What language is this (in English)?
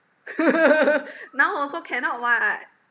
English